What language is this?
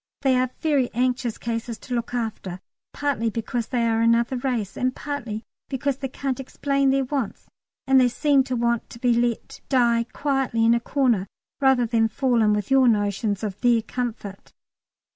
English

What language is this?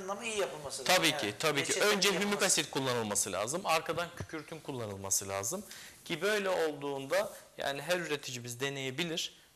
Turkish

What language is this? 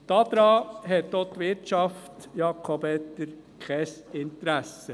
Swiss German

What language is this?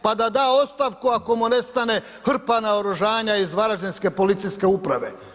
Croatian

